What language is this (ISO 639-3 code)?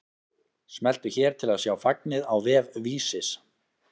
isl